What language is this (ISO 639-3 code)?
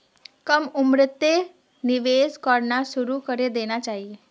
mag